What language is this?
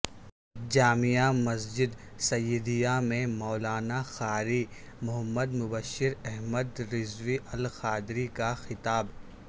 Urdu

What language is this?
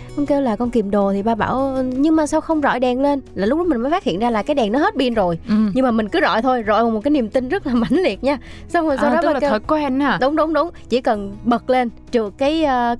Vietnamese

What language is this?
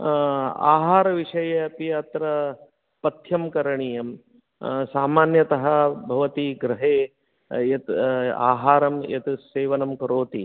Sanskrit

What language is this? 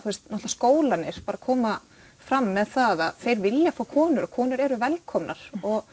Icelandic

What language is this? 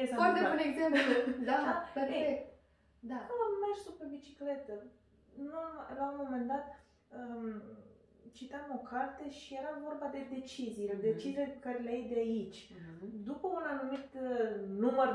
Romanian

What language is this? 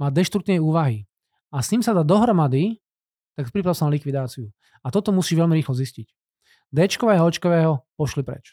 Slovak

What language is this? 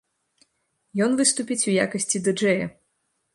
Belarusian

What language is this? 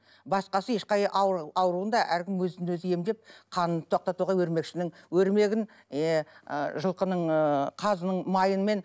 Kazakh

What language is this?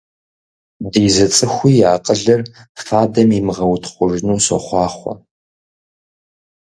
Kabardian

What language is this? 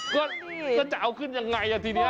Thai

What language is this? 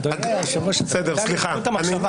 Hebrew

